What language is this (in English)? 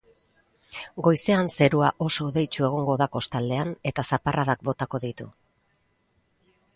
Basque